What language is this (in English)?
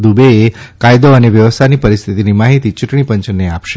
Gujarati